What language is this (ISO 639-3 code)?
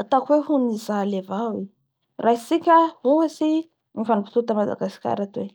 bhr